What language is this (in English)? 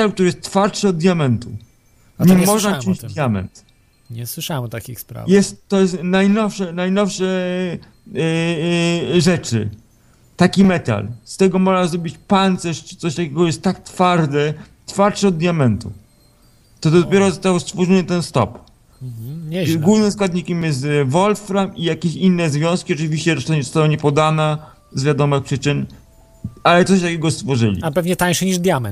Polish